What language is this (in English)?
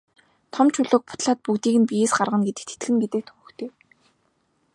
Mongolian